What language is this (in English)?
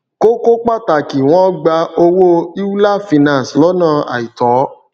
Yoruba